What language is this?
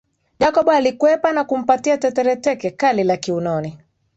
Swahili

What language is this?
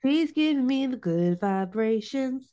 English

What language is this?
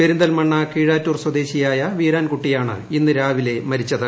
Malayalam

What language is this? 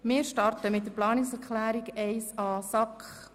Swiss German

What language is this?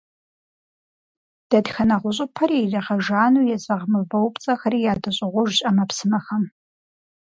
Kabardian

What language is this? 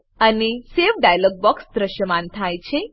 Gujarati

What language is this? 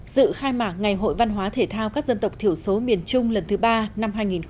Vietnamese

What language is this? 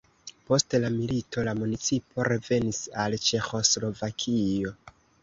Esperanto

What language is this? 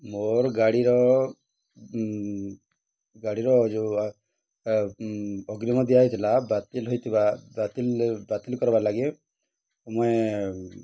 Odia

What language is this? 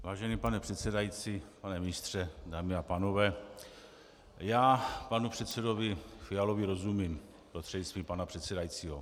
Czech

